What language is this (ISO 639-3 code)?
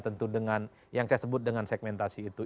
ind